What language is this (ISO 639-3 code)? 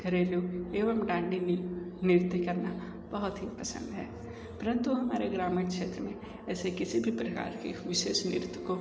hin